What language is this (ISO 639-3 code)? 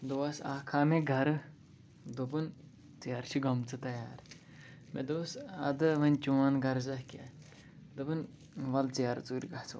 kas